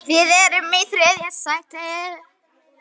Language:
Icelandic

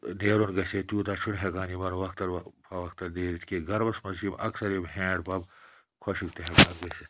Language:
Kashmiri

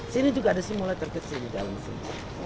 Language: Indonesian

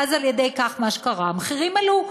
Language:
Hebrew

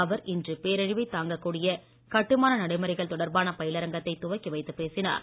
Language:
Tamil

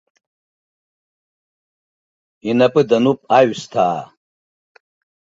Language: Abkhazian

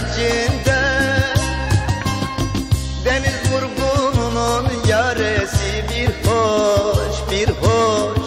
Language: Turkish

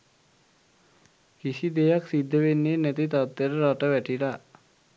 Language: Sinhala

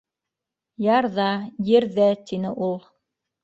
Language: Bashkir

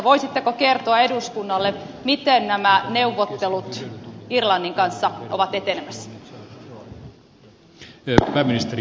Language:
Finnish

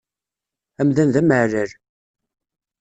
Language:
Kabyle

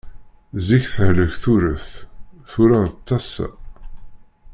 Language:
Kabyle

